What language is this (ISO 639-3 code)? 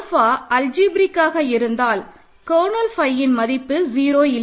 tam